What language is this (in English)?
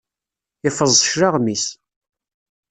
Kabyle